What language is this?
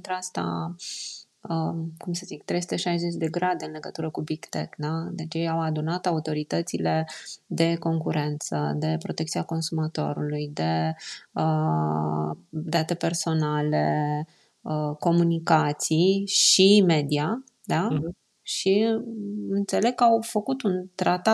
Romanian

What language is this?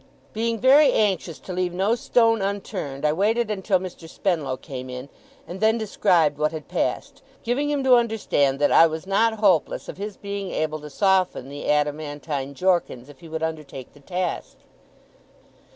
English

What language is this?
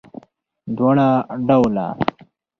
Pashto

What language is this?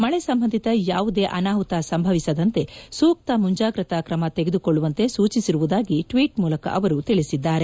Kannada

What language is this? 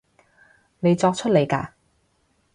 Cantonese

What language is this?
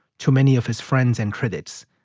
English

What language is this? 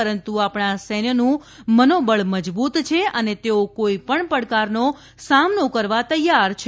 Gujarati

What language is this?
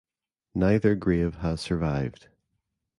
English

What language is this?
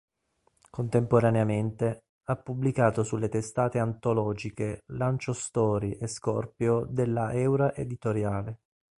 Italian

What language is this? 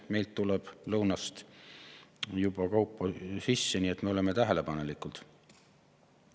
Estonian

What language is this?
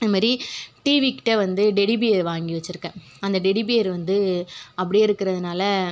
Tamil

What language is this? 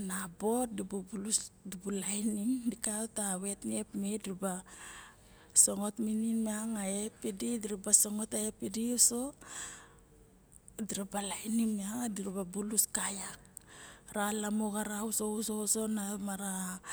Barok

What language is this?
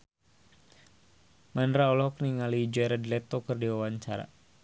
Sundanese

